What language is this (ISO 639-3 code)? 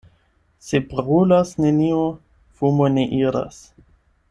epo